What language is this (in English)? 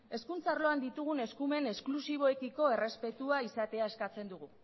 Basque